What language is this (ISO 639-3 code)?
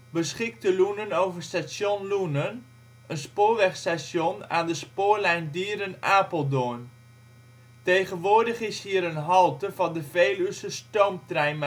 nld